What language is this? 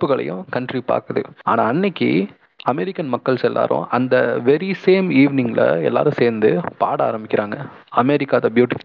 Tamil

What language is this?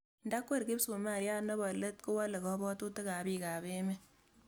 Kalenjin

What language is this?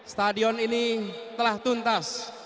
Indonesian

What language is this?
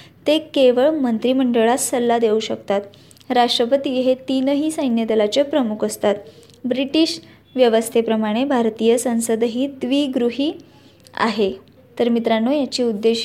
Marathi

